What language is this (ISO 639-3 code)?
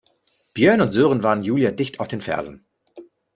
deu